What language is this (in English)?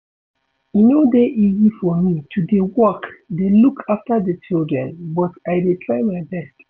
Nigerian Pidgin